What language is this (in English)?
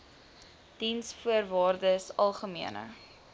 Afrikaans